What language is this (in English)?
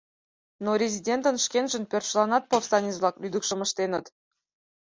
Mari